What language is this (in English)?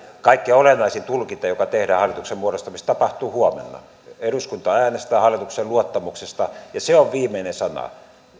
Finnish